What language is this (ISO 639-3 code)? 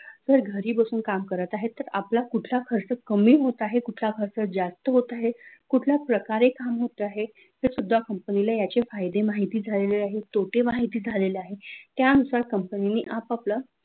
mar